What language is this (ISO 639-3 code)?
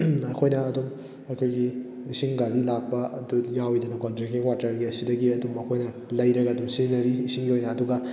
mni